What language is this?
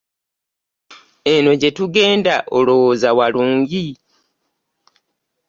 Ganda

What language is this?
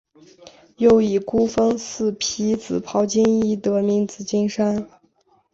Chinese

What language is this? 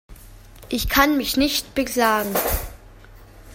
German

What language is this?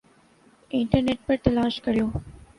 Urdu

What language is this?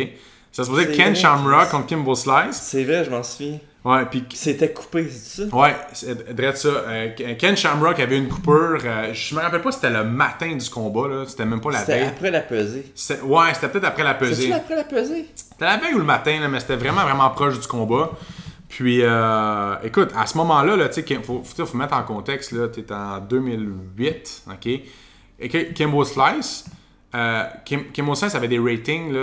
French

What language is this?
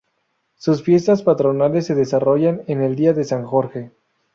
Spanish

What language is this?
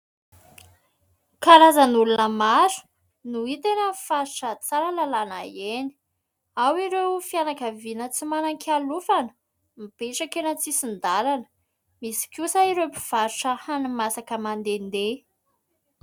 Malagasy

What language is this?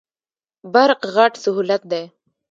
Pashto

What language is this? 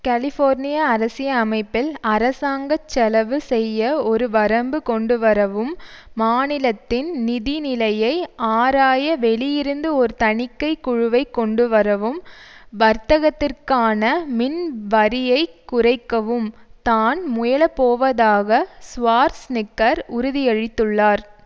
Tamil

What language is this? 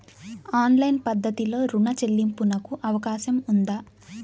Telugu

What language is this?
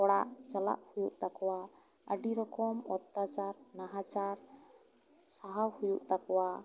Santali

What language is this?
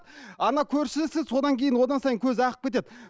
Kazakh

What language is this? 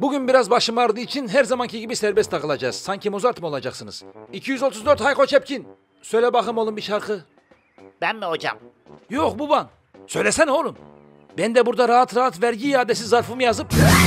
Turkish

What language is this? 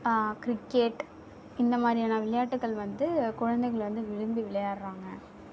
Tamil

